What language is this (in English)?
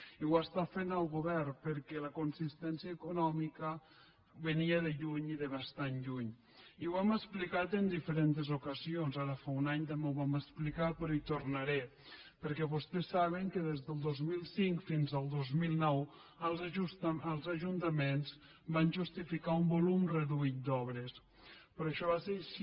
Catalan